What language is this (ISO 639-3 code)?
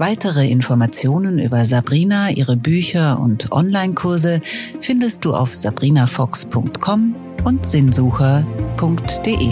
deu